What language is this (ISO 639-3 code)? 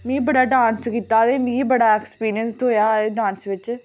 doi